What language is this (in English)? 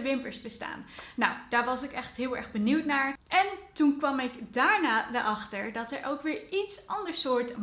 Dutch